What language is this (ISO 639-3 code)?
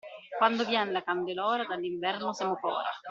ita